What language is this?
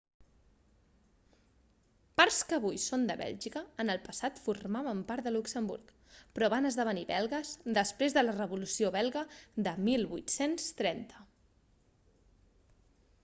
Catalan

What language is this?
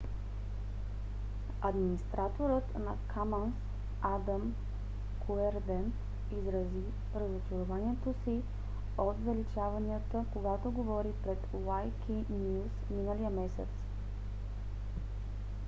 Bulgarian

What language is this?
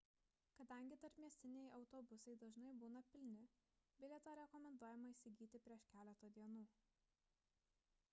Lithuanian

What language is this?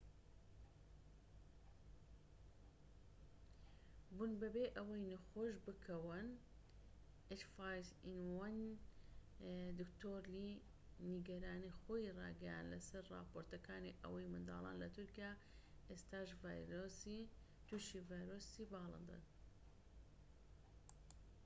Central Kurdish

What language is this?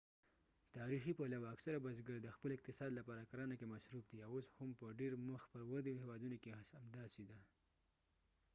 Pashto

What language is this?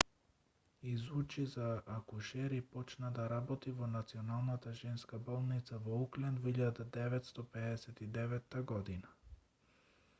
Macedonian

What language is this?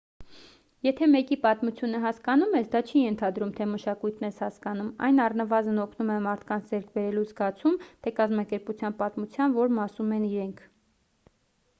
Armenian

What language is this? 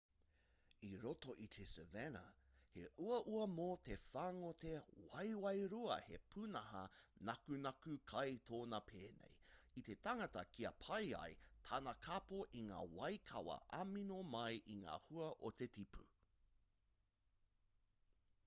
Māori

